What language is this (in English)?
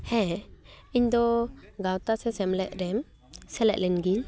Santali